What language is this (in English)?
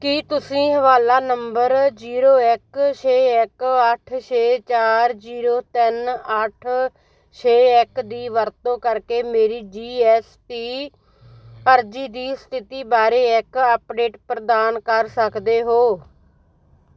Punjabi